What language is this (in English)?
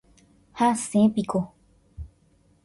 Guarani